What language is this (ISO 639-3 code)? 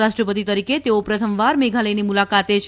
guj